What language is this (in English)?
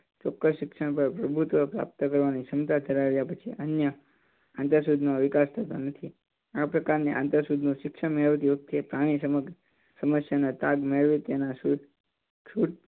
Gujarati